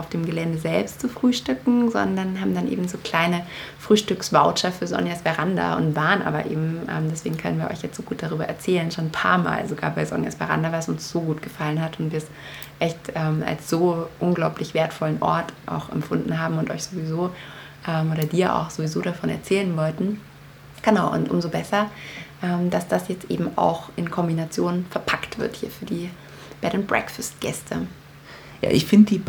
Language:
German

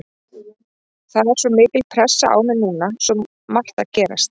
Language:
Icelandic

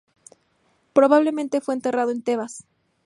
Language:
Spanish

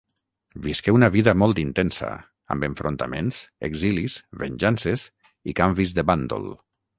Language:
Catalan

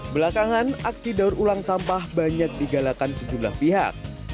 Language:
Indonesian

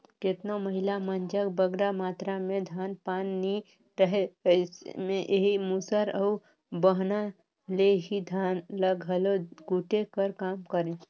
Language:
Chhattisgarhi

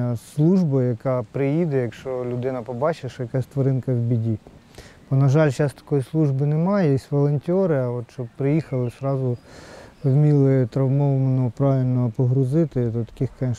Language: Ukrainian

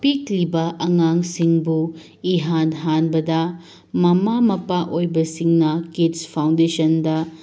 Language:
Manipuri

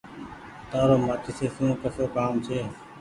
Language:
Goaria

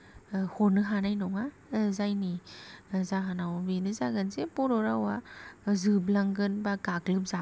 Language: Bodo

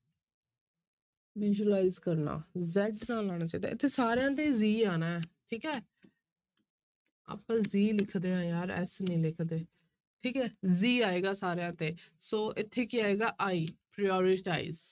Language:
Punjabi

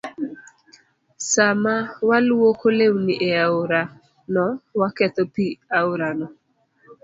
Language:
Luo (Kenya and Tanzania)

